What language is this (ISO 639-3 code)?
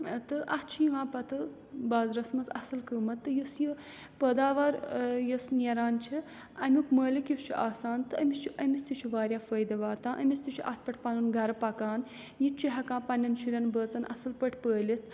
kas